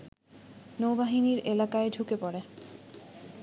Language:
Bangla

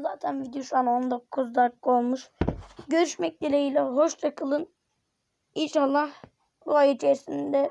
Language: Turkish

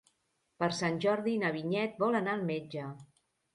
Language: Catalan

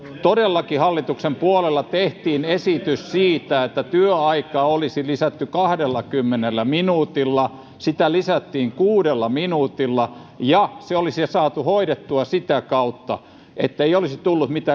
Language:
Finnish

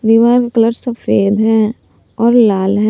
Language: Hindi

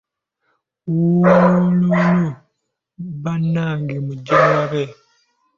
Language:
Ganda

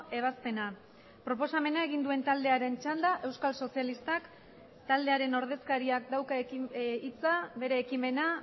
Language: Basque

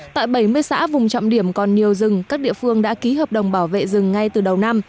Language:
Vietnamese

